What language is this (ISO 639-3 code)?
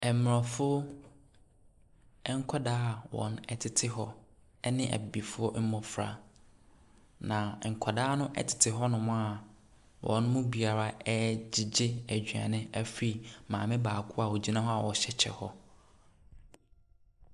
aka